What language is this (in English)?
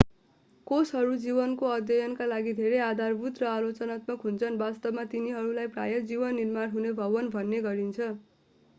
Nepali